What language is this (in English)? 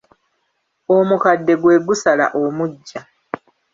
Ganda